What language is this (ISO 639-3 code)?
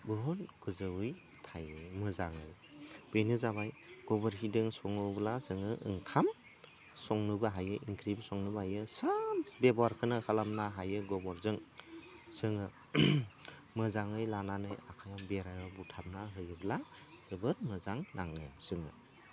brx